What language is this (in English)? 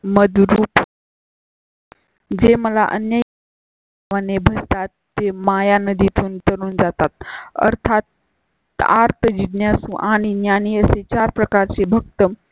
Marathi